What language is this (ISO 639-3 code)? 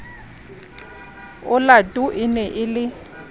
sot